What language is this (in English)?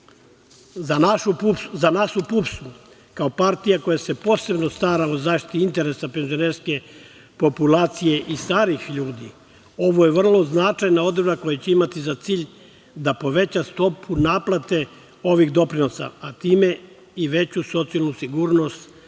Serbian